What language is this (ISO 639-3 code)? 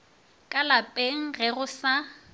nso